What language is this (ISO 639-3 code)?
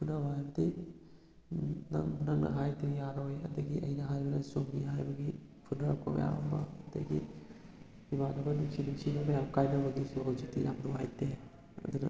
mni